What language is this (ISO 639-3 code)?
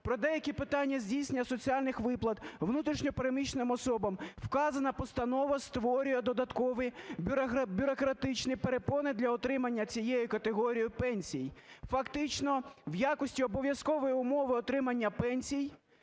ukr